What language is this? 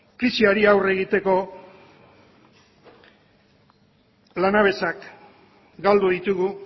Basque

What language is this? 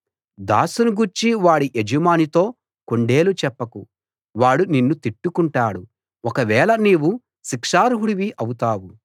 Telugu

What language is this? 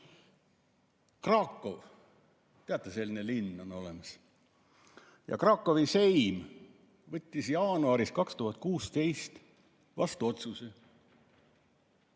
Estonian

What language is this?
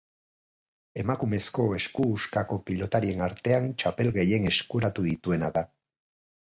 Basque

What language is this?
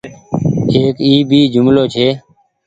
Goaria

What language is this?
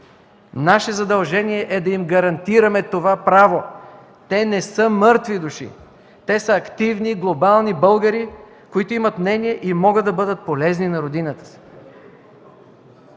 Bulgarian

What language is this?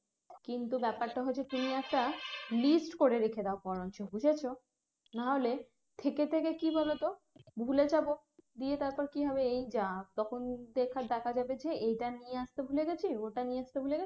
Bangla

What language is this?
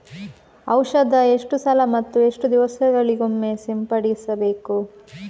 Kannada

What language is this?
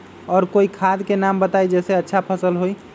Magahi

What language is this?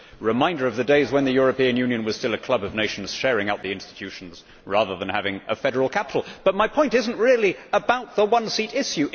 English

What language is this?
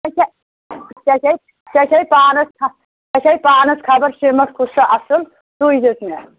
Kashmiri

